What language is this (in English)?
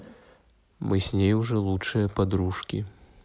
Russian